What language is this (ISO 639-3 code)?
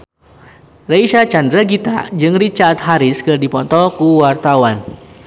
sun